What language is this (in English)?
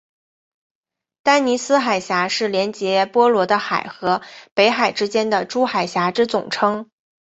Chinese